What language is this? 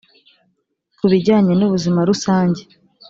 Kinyarwanda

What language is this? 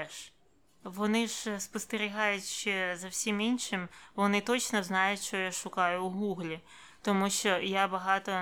Ukrainian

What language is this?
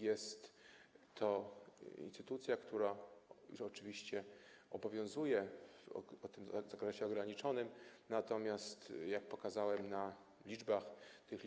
Polish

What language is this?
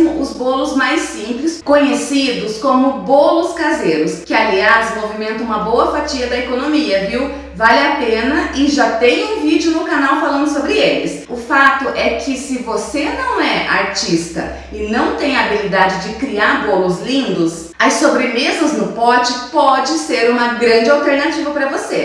Portuguese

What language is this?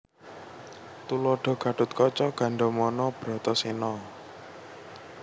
Javanese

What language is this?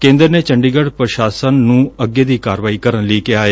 Punjabi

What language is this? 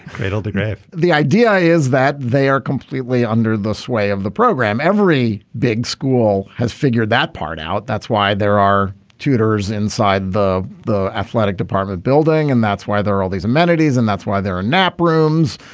English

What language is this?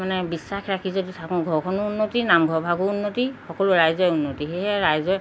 Assamese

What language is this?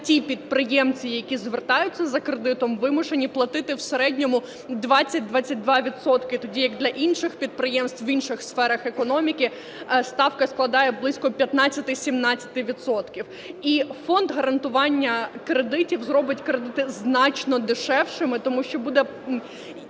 Ukrainian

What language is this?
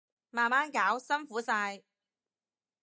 Cantonese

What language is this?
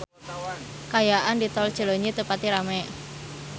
Sundanese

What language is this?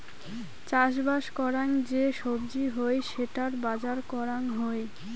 Bangla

